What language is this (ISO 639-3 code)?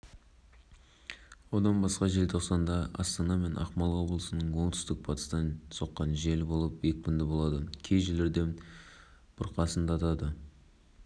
kaz